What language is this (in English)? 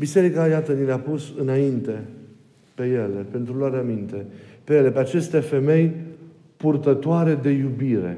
Romanian